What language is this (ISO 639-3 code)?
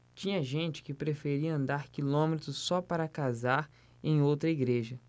por